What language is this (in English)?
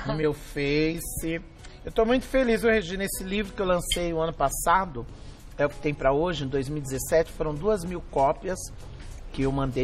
Portuguese